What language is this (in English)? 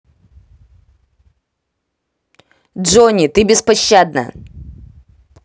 Russian